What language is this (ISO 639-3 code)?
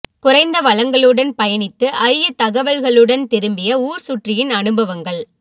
tam